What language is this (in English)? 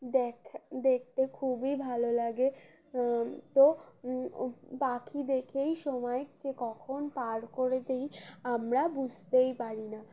Bangla